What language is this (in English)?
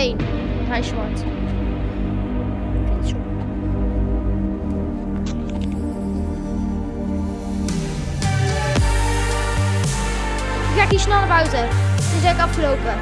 Dutch